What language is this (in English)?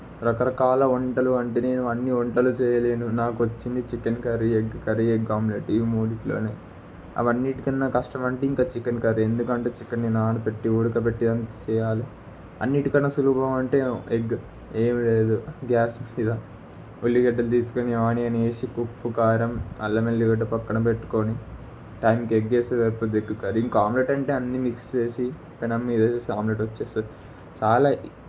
Telugu